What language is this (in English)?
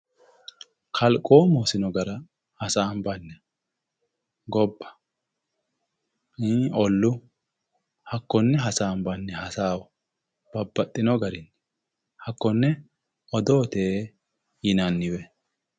Sidamo